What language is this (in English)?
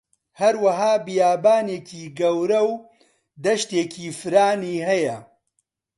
Central Kurdish